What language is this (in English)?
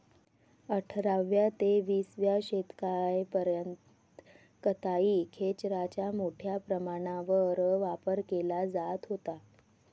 Marathi